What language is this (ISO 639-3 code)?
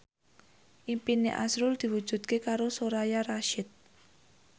jav